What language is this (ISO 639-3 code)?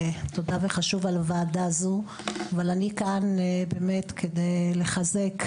heb